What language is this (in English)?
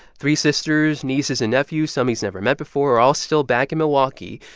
English